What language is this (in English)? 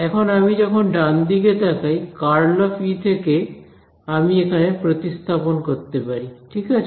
Bangla